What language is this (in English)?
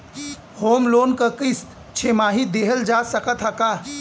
Bhojpuri